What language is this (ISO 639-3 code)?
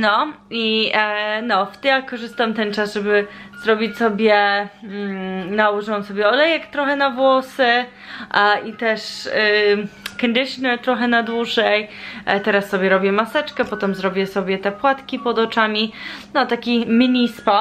pol